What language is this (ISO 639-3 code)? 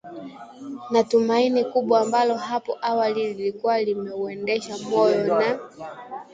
swa